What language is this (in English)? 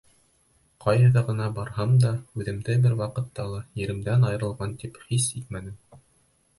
Bashkir